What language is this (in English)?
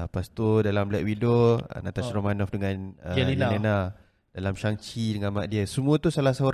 Malay